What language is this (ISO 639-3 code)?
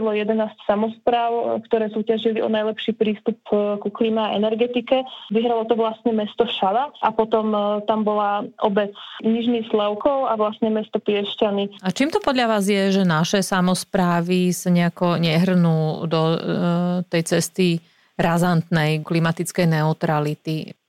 slk